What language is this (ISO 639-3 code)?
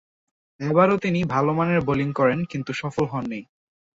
ben